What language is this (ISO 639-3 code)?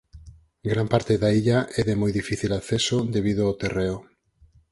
glg